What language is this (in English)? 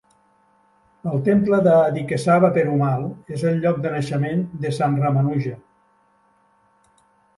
Catalan